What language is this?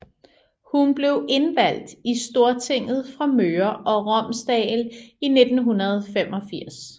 Danish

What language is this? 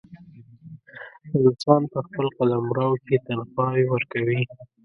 Pashto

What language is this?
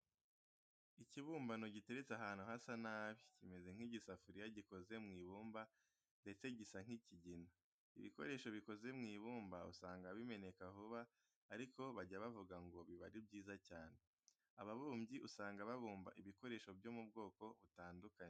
Kinyarwanda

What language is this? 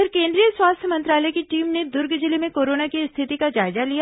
Hindi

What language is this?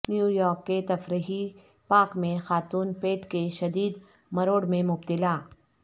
Urdu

